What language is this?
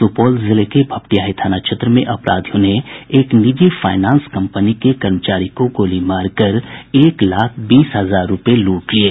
Hindi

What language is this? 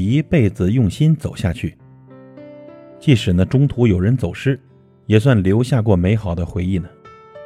Chinese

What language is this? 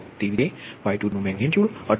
Gujarati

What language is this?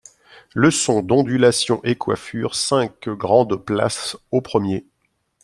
French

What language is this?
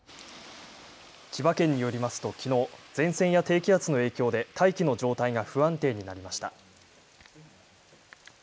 Japanese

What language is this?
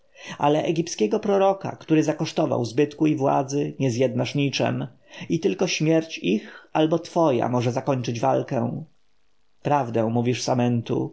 Polish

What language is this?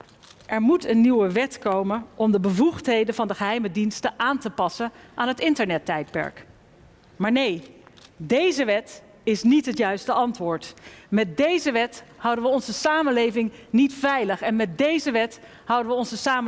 Dutch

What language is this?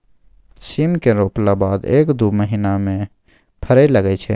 Maithili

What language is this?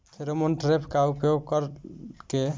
Bhojpuri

